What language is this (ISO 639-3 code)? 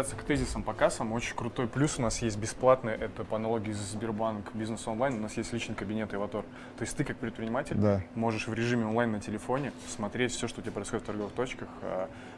rus